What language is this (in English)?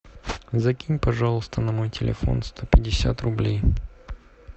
Russian